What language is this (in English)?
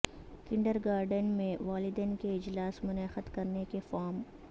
Urdu